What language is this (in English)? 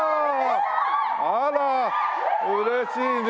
Japanese